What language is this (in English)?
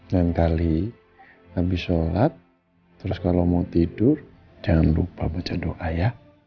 Indonesian